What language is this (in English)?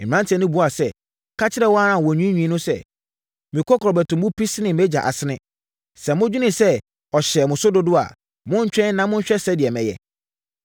Akan